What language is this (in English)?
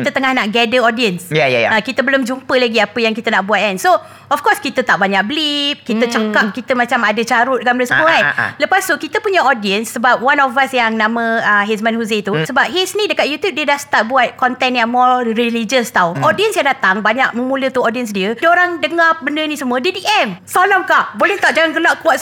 Malay